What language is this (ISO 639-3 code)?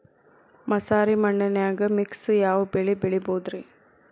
kan